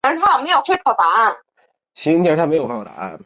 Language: Chinese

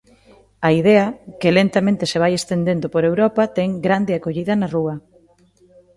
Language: Galician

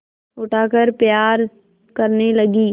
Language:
Hindi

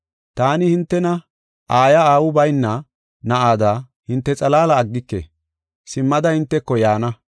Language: Gofa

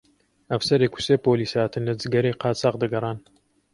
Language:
Central Kurdish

